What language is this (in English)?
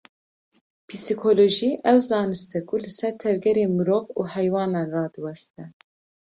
Kurdish